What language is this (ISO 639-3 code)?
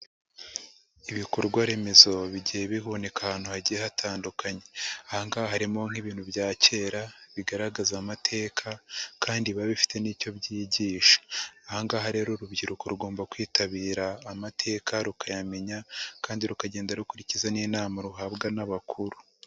kin